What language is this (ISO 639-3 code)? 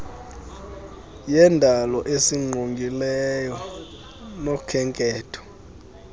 xho